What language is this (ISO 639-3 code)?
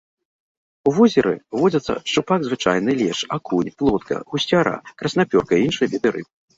bel